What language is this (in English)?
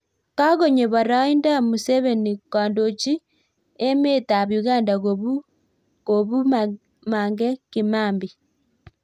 Kalenjin